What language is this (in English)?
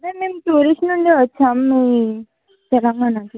Telugu